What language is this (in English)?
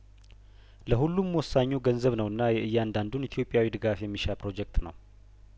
Amharic